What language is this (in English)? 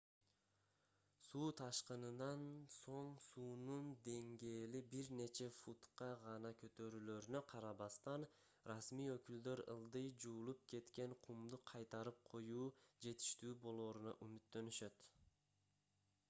Kyrgyz